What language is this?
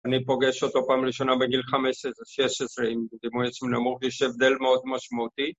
Hebrew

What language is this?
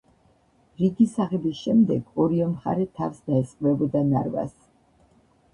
Georgian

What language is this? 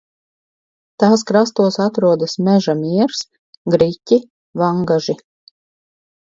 Latvian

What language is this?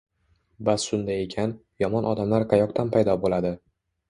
Uzbek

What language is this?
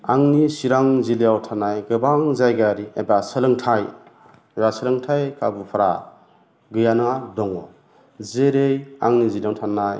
Bodo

